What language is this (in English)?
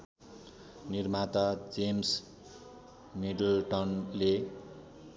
Nepali